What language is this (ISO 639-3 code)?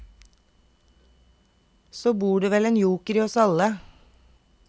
nor